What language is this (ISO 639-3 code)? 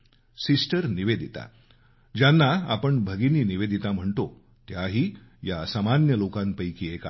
mar